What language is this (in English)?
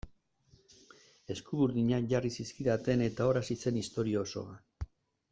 Basque